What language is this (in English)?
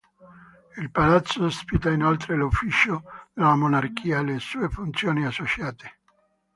Italian